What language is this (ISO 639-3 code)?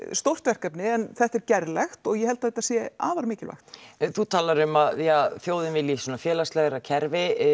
isl